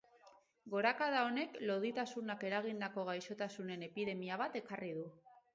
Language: Basque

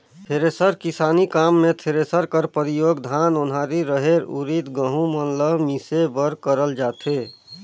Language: Chhattisgarhi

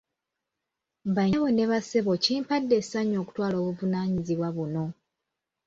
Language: Ganda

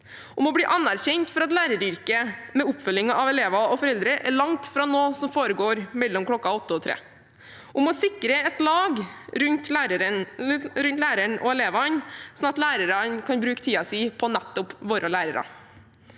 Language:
Norwegian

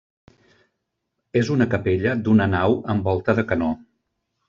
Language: Catalan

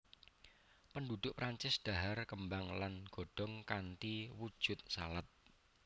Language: Javanese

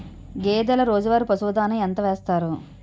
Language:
Telugu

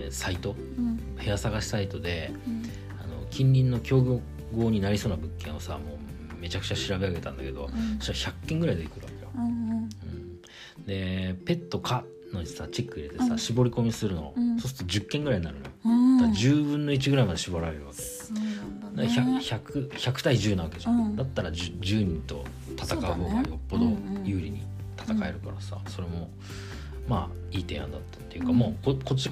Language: Japanese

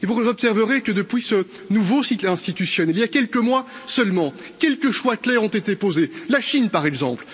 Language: French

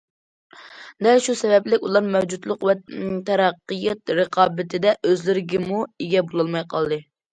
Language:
Uyghur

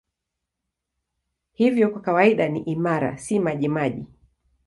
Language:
Swahili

